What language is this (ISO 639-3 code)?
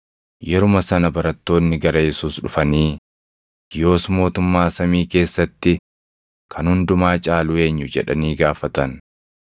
orm